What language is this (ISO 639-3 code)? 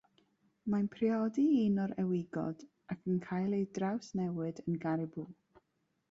cym